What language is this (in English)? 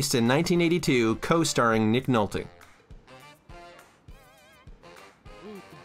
English